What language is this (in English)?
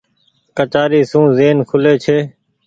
Goaria